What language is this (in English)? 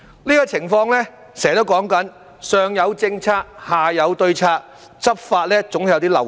Cantonese